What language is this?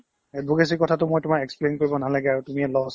Assamese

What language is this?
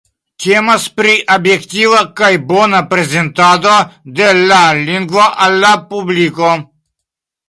Esperanto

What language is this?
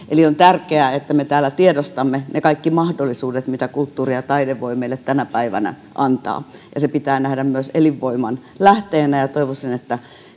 Finnish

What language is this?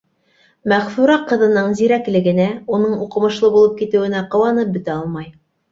Bashkir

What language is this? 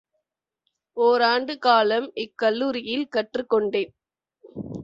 Tamil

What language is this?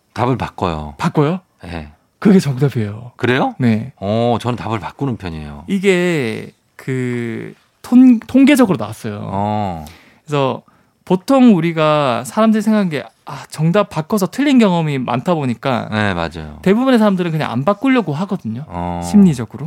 Korean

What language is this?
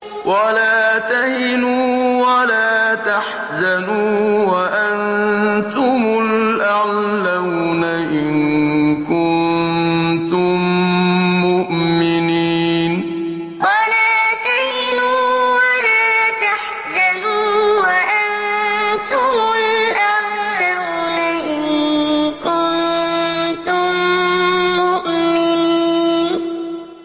Arabic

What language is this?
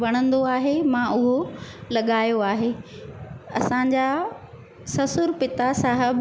Sindhi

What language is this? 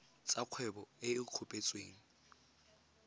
Tswana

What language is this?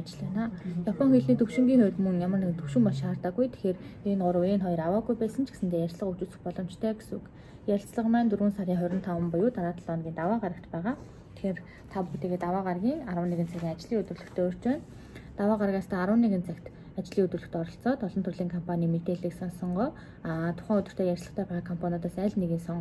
Turkish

